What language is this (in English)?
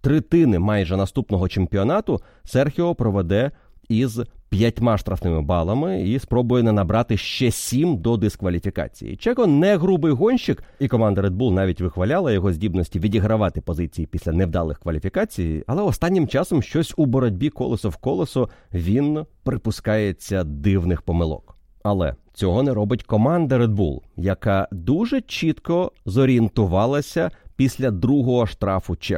Ukrainian